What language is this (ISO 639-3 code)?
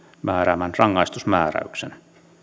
fin